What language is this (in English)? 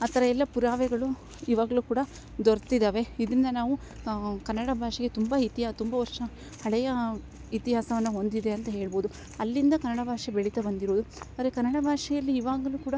Kannada